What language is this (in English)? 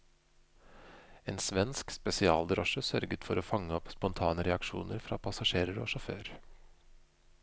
Norwegian